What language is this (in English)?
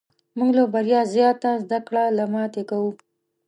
Pashto